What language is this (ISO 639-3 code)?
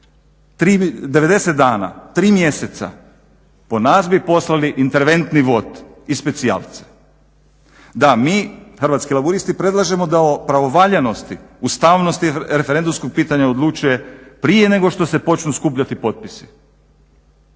hrv